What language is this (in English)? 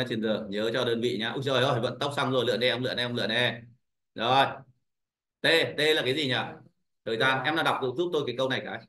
Vietnamese